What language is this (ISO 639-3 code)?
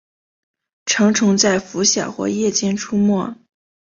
zho